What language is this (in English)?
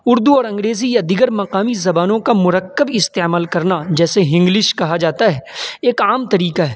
Urdu